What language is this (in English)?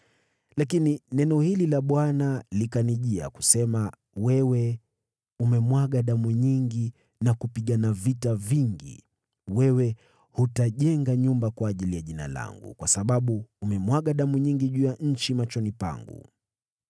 Swahili